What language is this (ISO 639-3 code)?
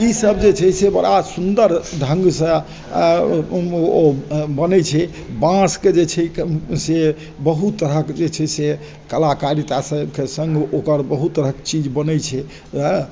mai